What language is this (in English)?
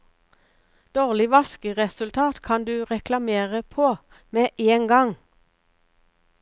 Norwegian